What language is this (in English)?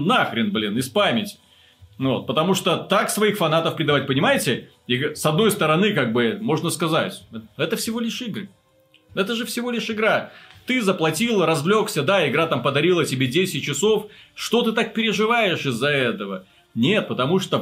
Russian